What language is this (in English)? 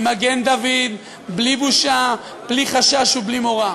Hebrew